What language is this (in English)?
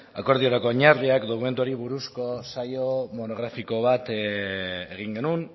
Basque